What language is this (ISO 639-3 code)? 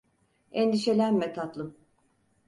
tur